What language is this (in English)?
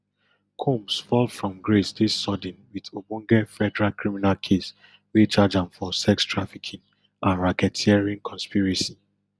Nigerian Pidgin